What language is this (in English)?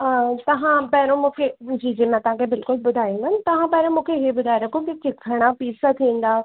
Sindhi